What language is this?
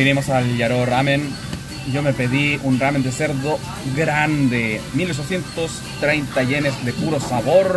Spanish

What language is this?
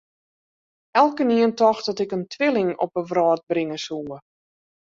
Western Frisian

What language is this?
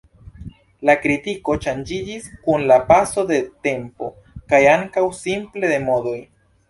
Esperanto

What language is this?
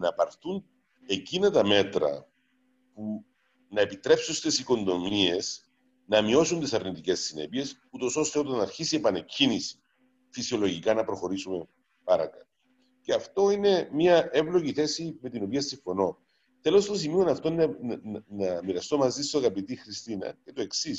Greek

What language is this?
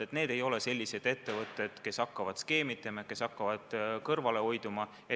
Estonian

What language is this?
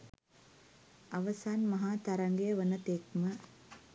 Sinhala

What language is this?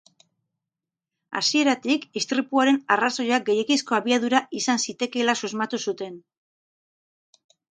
Basque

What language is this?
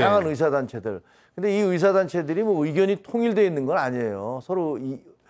Korean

